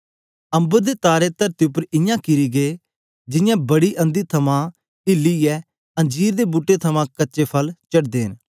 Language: Dogri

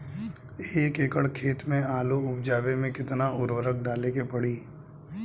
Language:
Bhojpuri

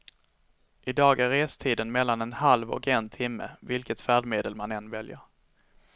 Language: Swedish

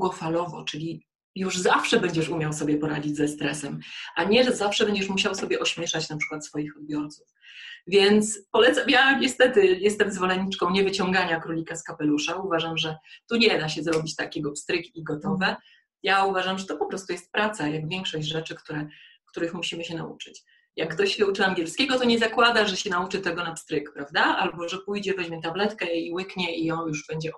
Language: Polish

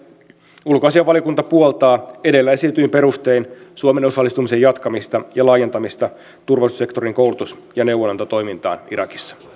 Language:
Finnish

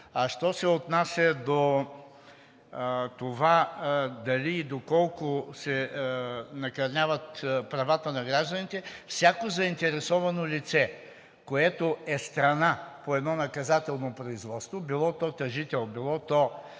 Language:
Bulgarian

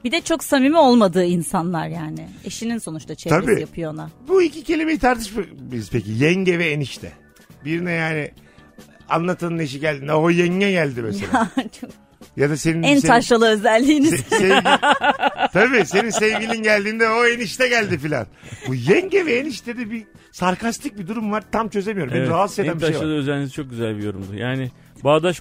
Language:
Turkish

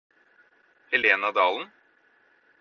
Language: Norwegian Bokmål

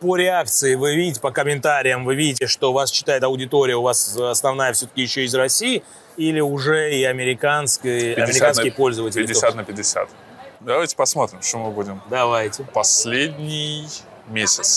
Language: Russian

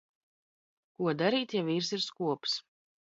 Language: Latvian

